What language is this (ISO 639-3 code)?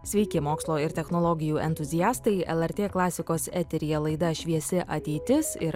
lit